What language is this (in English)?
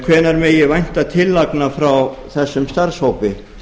Icelandic